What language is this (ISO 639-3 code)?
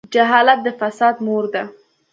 pus